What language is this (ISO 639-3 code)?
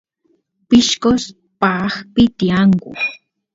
qus